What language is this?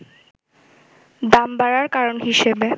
Bangla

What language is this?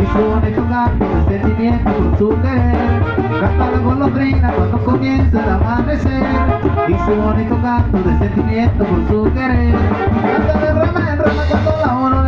Turkish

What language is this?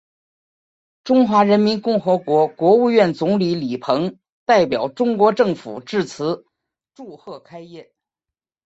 Chinese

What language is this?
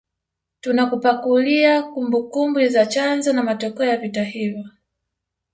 Swahili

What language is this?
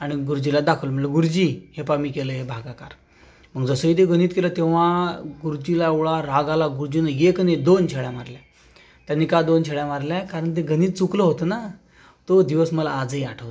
Marathi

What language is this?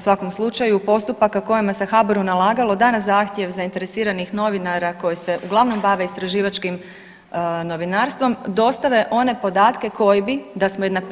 Croatian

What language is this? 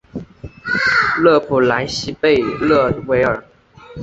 Chinese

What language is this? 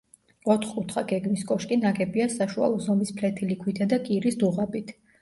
Georgian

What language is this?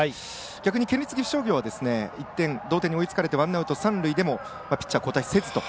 Japanese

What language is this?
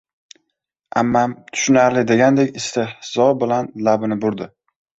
Uzbek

